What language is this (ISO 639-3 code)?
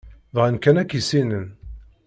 kab